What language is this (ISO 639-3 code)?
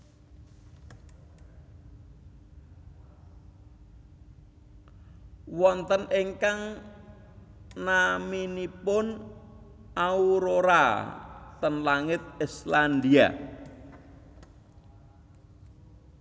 jav